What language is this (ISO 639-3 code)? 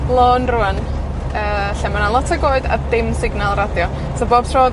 cym